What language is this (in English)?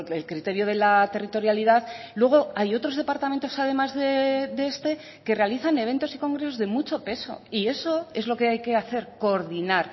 Spanish